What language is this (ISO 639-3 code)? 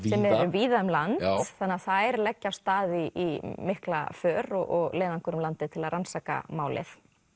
isl